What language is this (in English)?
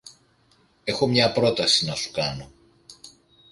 Greek